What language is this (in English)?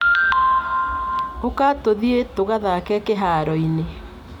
Kikuyu